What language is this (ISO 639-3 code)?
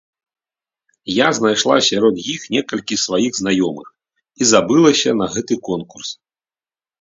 bel